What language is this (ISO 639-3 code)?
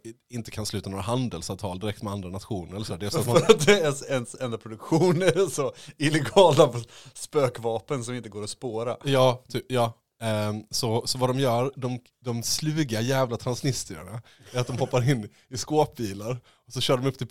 swe